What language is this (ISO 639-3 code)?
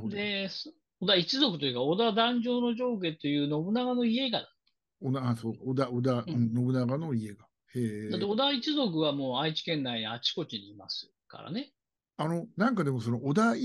jpn